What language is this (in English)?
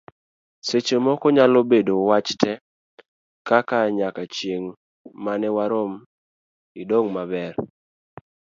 Luo (Kenya and Tanzania)